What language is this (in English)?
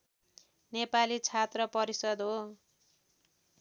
Nepali